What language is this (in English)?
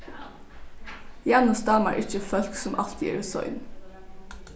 Faroese